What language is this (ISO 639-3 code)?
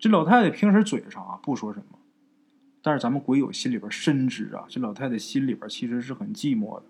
zho